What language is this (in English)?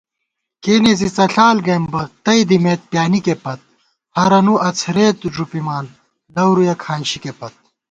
Gawar-Bati